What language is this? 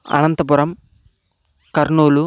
Telugu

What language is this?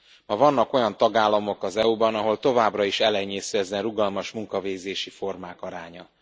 Hungarian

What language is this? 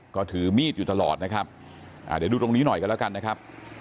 Thai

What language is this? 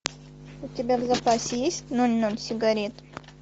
Russian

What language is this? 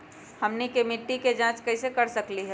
Magahi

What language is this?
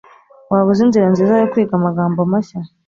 Kinyarwanda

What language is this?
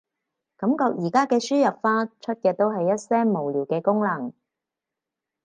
Cantonese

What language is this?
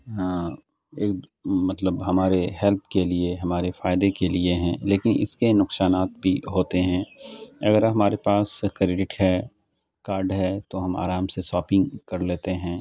Urdu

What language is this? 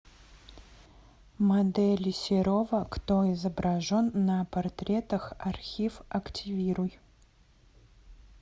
Russian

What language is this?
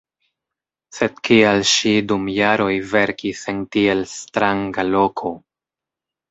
Esperanto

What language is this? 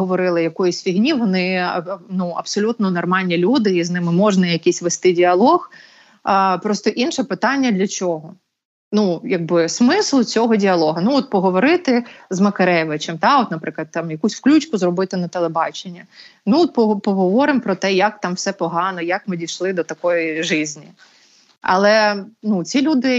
Ukrainian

